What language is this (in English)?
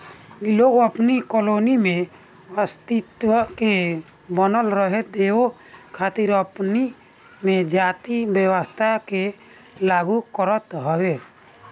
Bhojpuri